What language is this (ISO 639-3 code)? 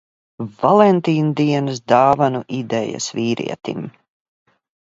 lav